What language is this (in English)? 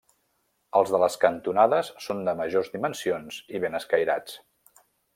Catalan